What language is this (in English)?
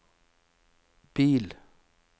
Norwegian